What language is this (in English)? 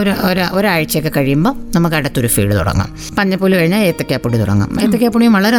Malayalam